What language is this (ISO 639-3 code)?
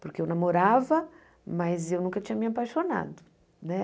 por